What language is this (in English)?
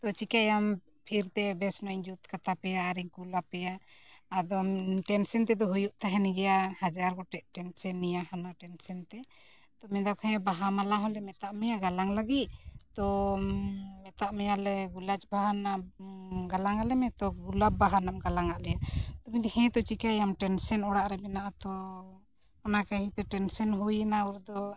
Santali